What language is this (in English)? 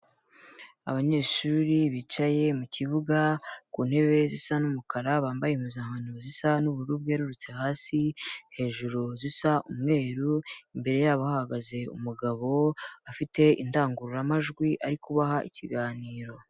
Kinyarwanda